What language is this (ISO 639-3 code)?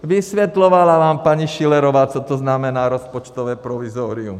ces